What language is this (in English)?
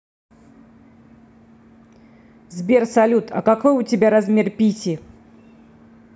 Russian